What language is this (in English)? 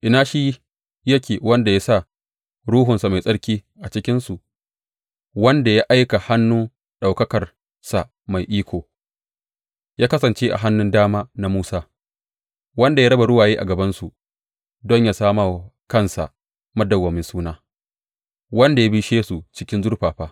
Hausa